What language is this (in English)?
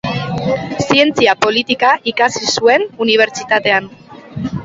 Basque